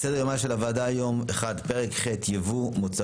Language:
Hebrew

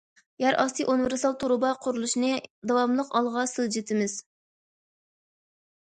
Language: Uyghur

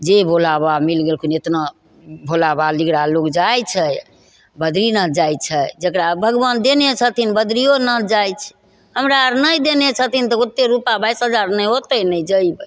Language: Maithili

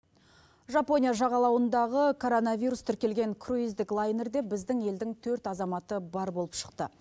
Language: Kazakh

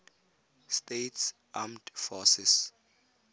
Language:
Tswana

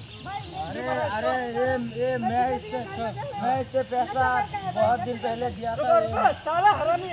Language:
Hindi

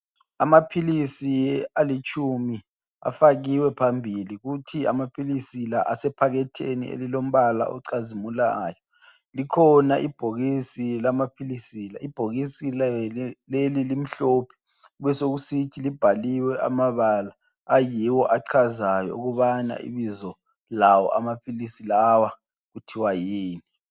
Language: North Ndebele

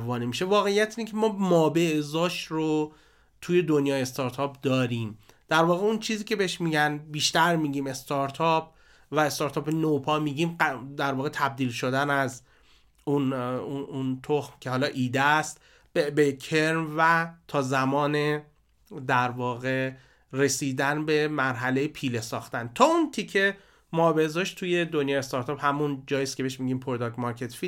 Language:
Persian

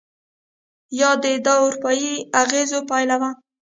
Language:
Pashto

